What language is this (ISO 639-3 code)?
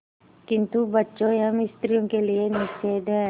hin